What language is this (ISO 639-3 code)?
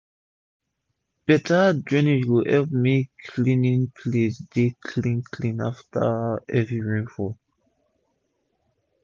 pcm